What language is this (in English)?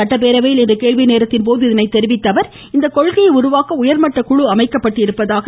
Tamil